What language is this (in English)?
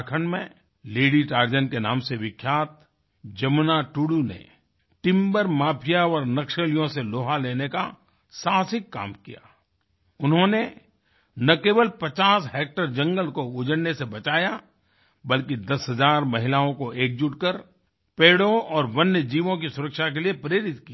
Hindi